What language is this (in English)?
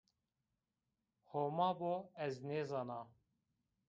Zaza